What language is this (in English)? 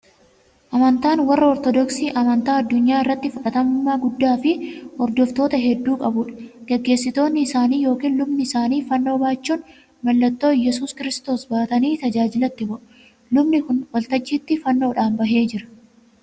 Oromo